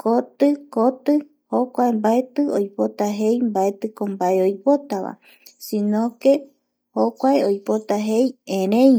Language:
Eastern Bolivian Guaraní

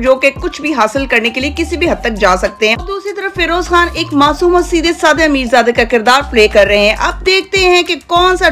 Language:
Hindi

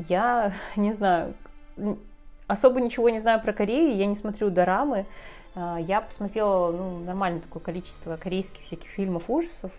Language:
Russian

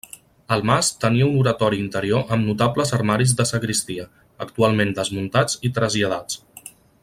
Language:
Catalan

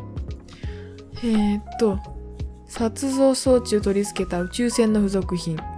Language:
Japanese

